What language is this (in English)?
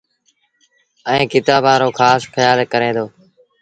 Sindhi Bhil